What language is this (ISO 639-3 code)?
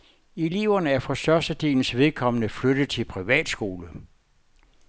dan